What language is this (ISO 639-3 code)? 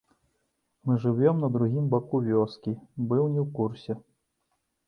bel